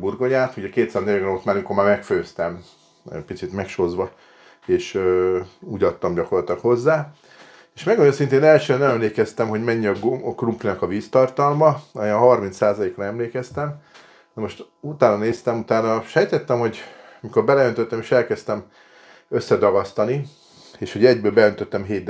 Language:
Hungarian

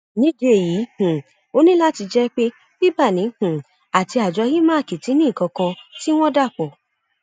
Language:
Yoruba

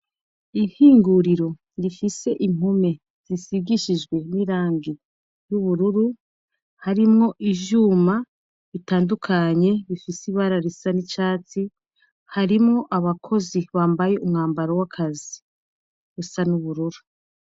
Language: Rundi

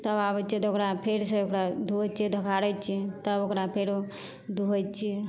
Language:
Maithili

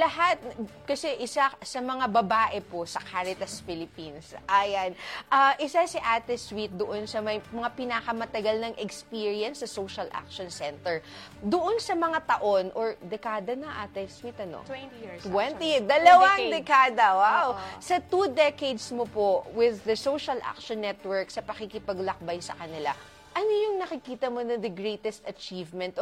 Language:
Filipino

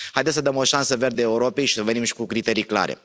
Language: Romanian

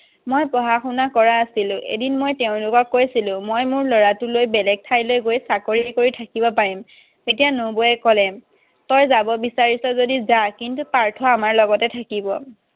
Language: Assamese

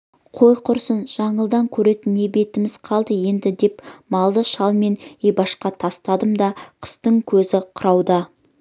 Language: Kazakh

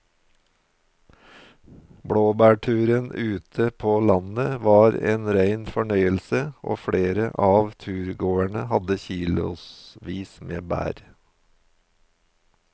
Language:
Norwegian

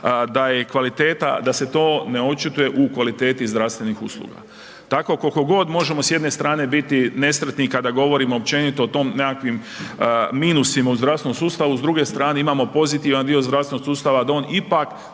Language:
Croatian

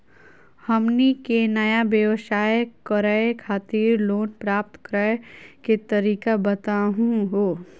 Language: Magahi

